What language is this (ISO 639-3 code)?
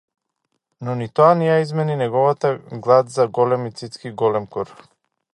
mkd